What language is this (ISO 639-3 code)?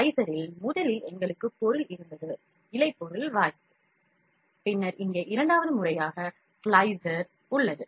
tam